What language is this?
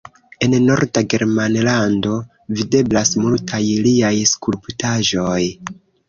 Esperanto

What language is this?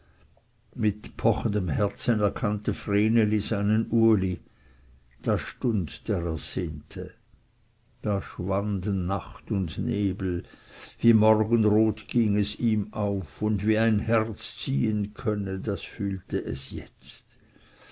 German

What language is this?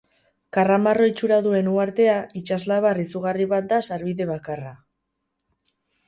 Basque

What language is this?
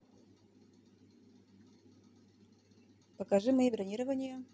Russian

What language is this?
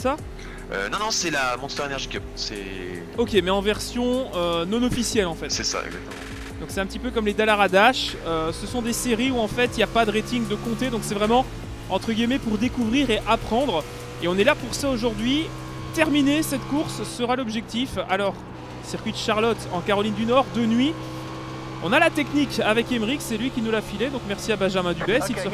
French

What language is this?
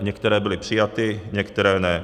Czech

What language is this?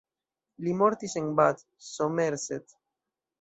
Esperanto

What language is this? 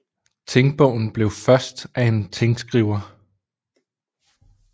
Danish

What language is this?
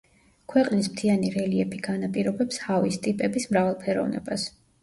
Georgian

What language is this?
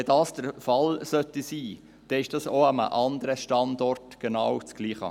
Swiss German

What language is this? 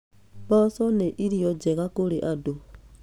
Kikuyu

